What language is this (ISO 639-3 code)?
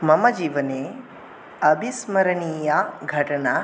san